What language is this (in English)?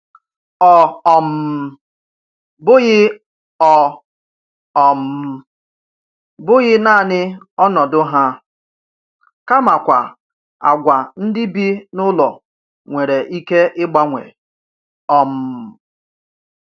Igbo